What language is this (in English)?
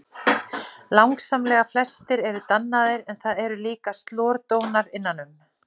Icelandic